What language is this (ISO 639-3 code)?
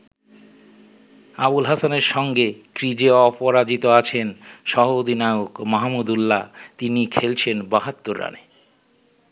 ben